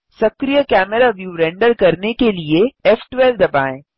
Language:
Hindi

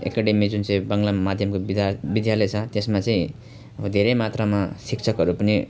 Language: Nepali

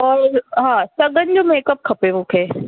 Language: Sindhi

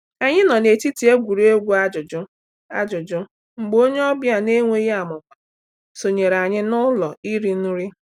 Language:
Igbo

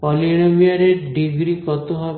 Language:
Bangla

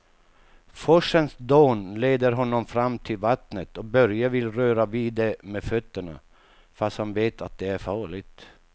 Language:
Swedish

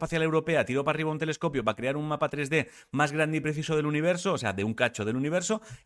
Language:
Spanish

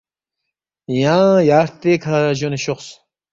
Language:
Balti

